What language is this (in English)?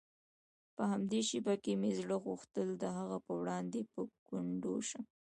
Pashto